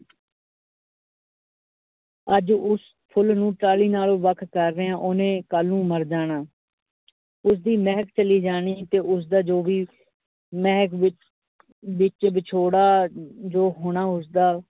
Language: Punjabi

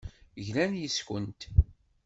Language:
Kabyle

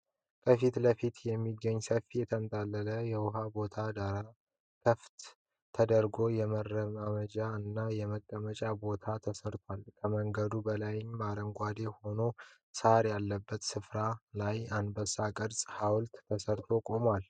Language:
Amharic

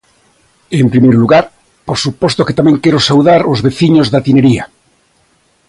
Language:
Galician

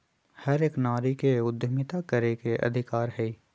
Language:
Magahi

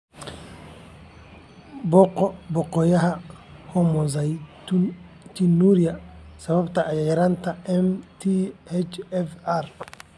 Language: Somali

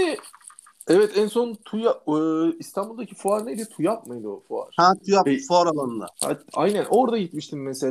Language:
Turkish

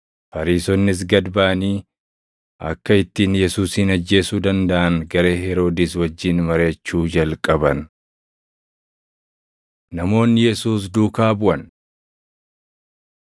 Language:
Oromo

